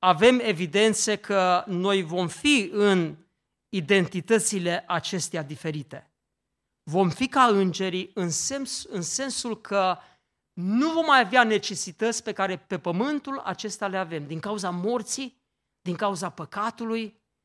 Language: Romanian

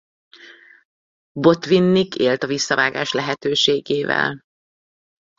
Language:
Hungarian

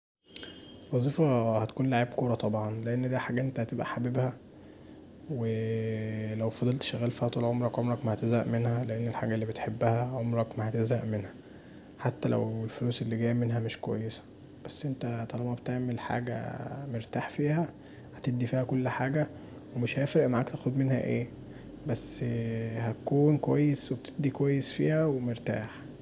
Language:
Egyptian Arabic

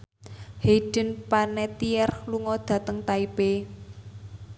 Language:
Javanese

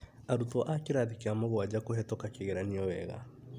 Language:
Kikuyu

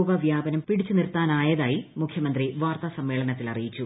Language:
Malayalam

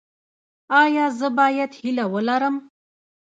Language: Pashto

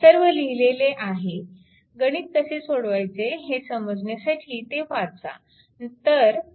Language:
Marathi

